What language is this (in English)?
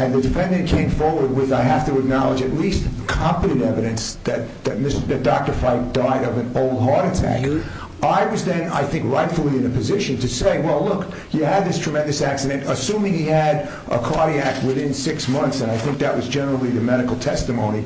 English